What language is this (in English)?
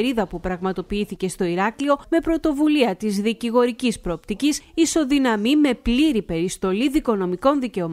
Greek